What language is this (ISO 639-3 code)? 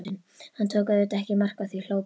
isl